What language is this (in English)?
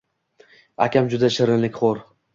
Uzbek